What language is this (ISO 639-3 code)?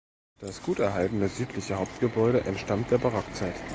deu